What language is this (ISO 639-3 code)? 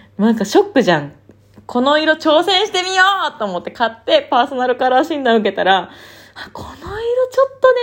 jpn